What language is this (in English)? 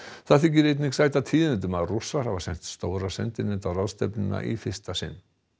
Icelandic